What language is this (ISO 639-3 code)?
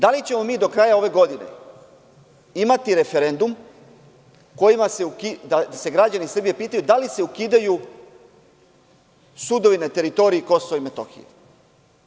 srp